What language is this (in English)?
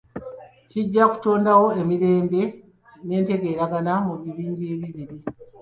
Ganda